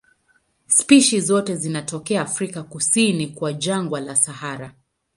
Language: Swahili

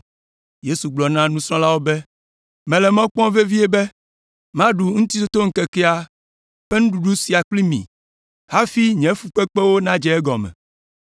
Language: Ewe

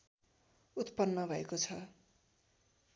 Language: Nepali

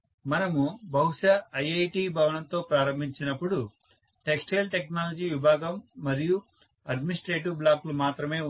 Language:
Telugu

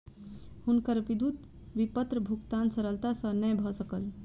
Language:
Maithili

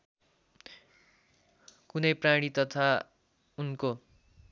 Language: Nepali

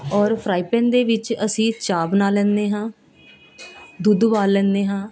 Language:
Punjabi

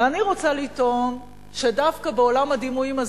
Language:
Hebrew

